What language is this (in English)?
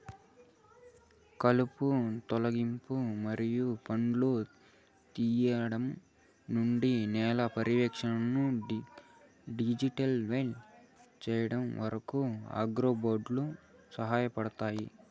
Telugu